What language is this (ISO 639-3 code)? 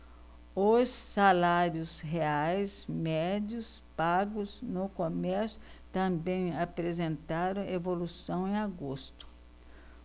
por